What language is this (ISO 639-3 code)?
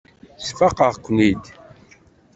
kab